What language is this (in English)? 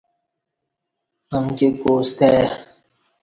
Kati